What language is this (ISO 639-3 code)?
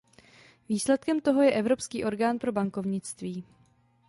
ces